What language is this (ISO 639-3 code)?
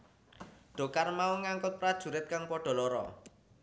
jav